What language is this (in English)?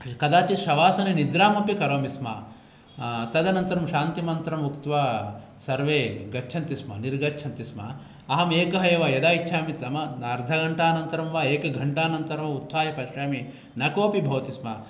Sanskrit